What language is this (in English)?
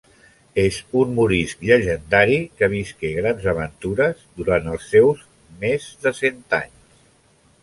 Catalan